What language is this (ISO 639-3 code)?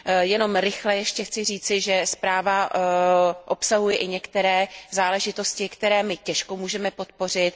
ces